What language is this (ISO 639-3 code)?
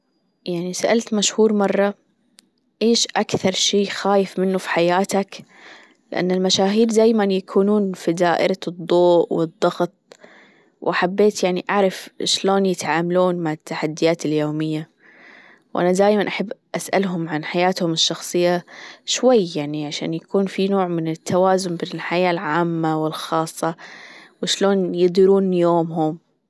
afb